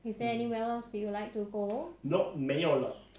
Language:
English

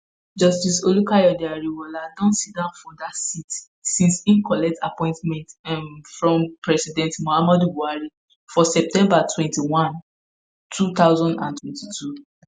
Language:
Nigerian Pidgin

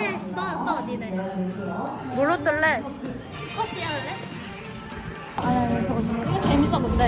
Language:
Korean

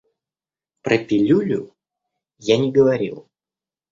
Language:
Russian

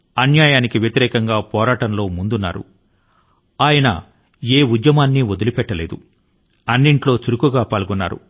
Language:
Telugu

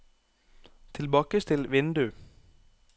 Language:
Norwegian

